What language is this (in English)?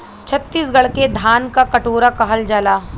Bhojpuri